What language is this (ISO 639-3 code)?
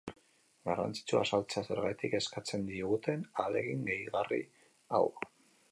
eus